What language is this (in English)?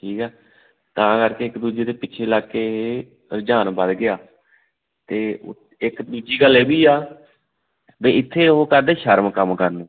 Punjabi